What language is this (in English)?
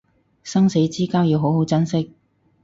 Cantonese